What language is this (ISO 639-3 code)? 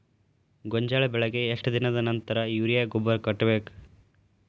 kan